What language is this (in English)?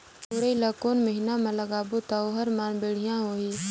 Chhattisgarhi